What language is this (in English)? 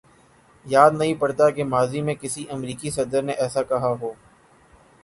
Urdu